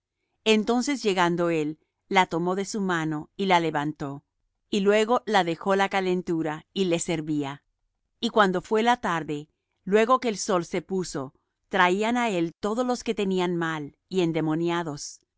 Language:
Spanish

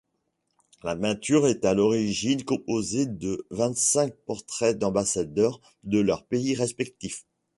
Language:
French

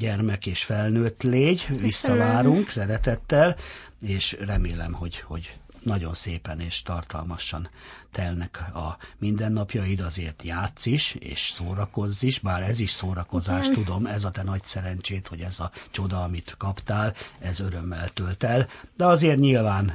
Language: Hungarian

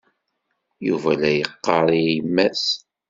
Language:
Kabyle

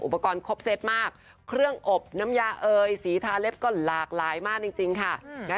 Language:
Thai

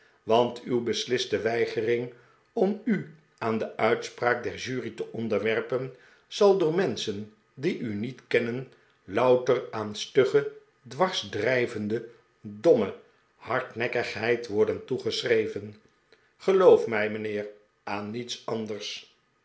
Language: Dutch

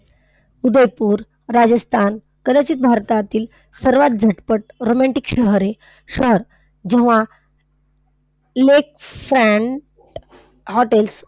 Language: Marathi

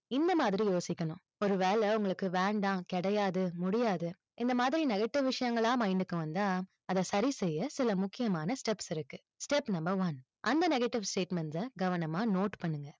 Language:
Tamil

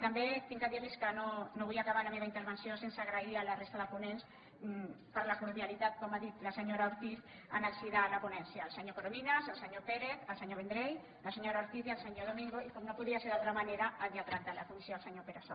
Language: Catalan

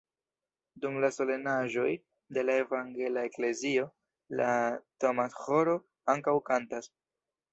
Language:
Esperanto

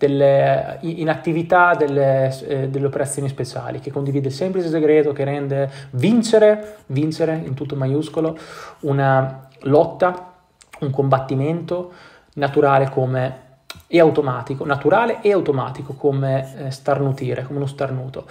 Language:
Italian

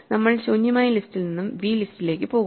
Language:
Malayalam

